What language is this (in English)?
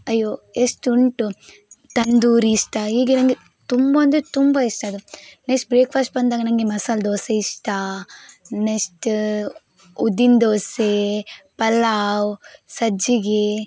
Kannada